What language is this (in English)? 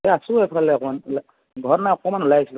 Assamese